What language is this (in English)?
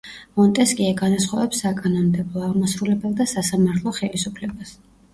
Georgian